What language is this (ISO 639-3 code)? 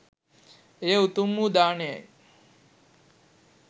sin